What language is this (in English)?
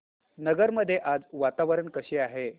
Marathi